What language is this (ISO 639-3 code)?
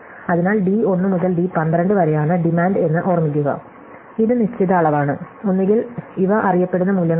mal